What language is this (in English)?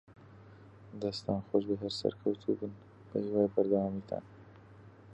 Central Kurdish